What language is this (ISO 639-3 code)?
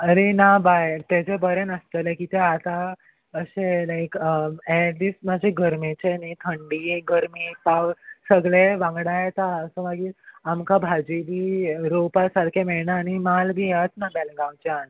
kok